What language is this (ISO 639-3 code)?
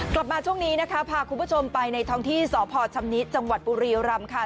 tha